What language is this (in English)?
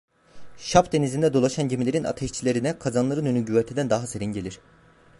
Turkish